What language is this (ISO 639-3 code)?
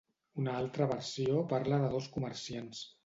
cat